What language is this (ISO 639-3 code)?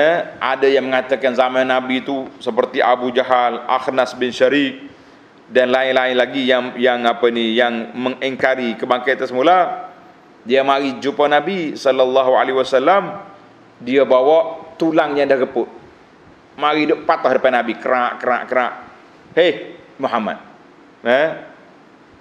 msa